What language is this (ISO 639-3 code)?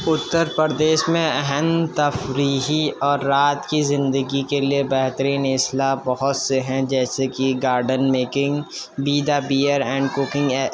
urd